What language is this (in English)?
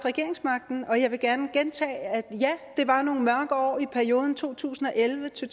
Danish